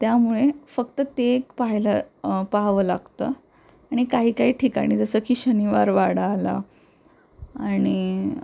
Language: Marathi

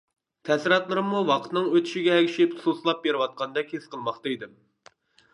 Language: Uyghur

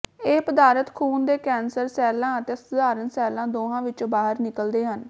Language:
Punjabi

